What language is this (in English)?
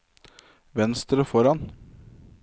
Norwegian